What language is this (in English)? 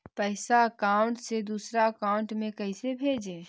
Magahi